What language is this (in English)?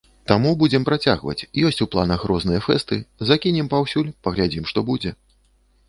Belarusian